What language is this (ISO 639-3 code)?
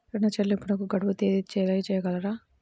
tel